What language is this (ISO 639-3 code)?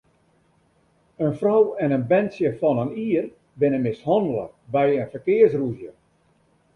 fry